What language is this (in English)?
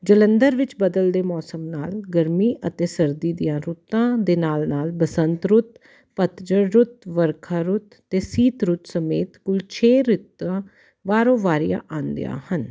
Punjabi